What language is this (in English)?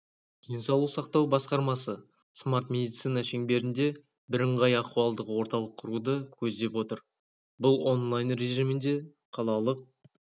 Kazakh